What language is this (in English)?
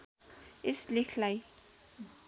Nepali